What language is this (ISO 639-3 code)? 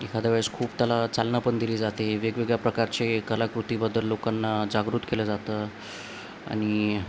mar